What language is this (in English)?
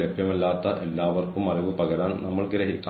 Malayalam